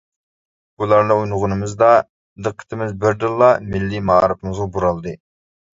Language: Uyghur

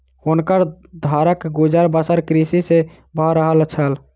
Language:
Maithili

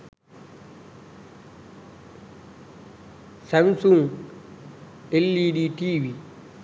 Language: Sinhala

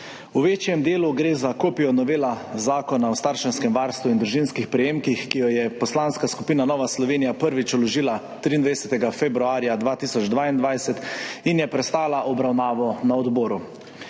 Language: Slovenian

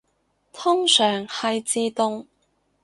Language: Cantonese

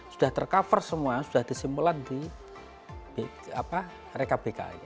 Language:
Indonesian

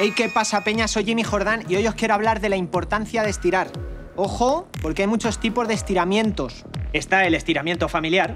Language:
Spanish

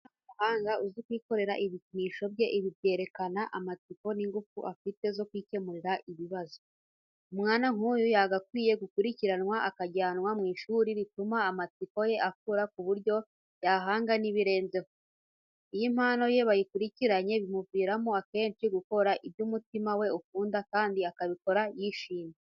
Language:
Kinyarwanda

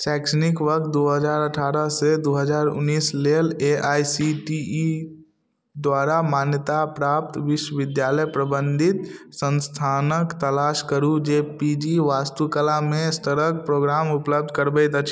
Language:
Maithili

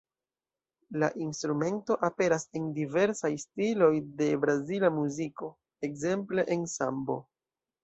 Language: Esperanto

